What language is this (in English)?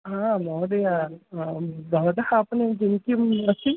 Sanskrit